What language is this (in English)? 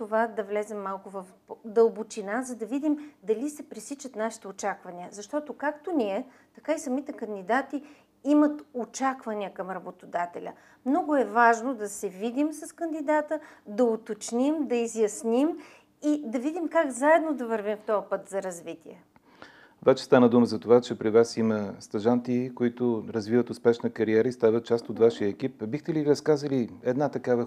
Bulgarian